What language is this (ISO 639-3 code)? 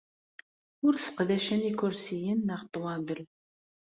kab